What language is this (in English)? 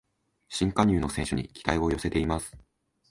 Japanese